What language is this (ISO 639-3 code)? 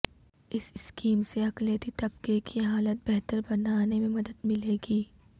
urd